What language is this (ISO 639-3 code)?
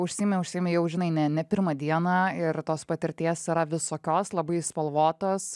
lit